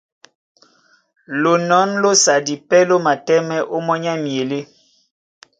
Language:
Duala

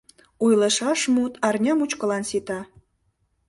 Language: Mari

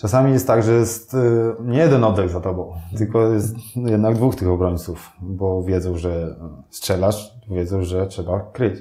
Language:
Polish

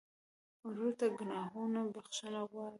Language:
Pashto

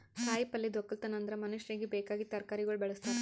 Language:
Kannada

